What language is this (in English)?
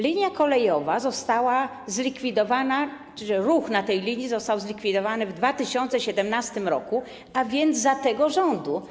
Polish